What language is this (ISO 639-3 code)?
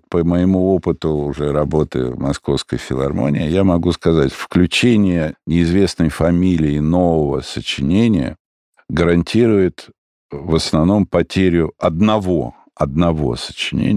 rus